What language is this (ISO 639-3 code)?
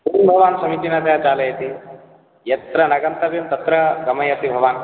san